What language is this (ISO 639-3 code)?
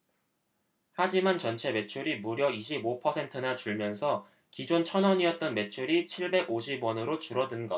kor